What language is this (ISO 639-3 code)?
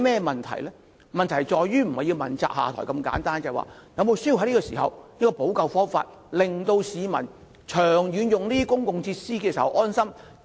yue